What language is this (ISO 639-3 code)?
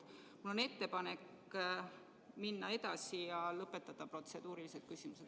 est